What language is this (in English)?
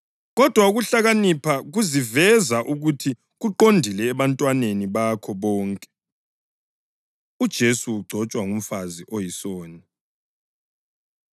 North Ndebele